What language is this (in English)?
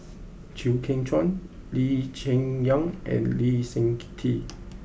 English